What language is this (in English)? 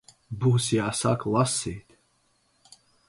Latvian